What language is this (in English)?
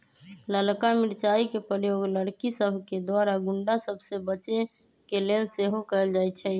Magahi